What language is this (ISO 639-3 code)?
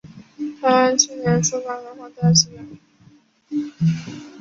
zho